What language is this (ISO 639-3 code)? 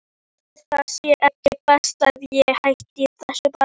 isl